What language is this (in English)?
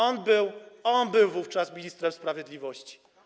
Polish